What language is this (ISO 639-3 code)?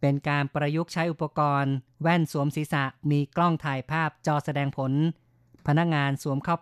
tha